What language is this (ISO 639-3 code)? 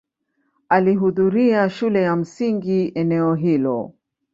swa